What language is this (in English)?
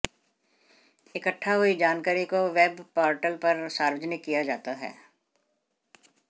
Hindi